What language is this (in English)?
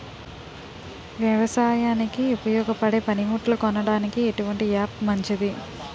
Telugu